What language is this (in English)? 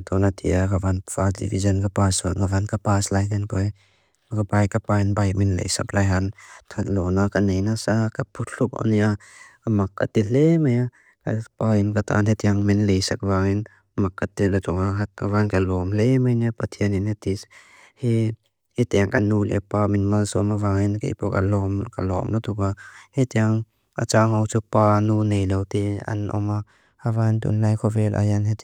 Mizo